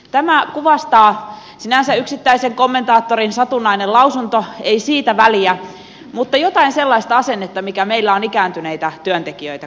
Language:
Finnish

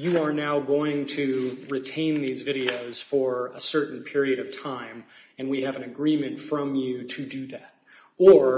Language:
English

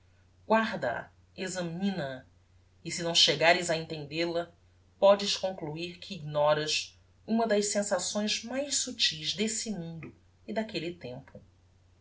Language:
Portuguese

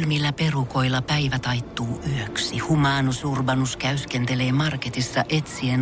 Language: Finnish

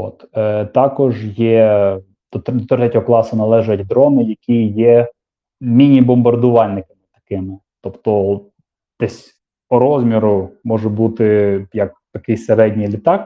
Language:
Ukrainian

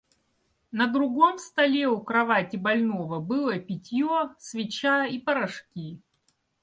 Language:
Russian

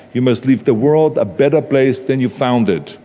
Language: English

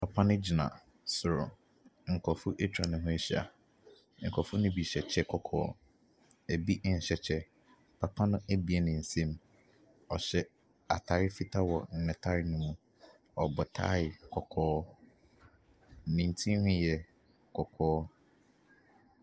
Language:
Akan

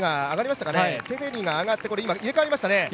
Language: Japanese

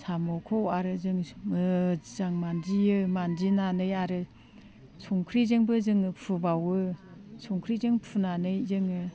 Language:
Bodo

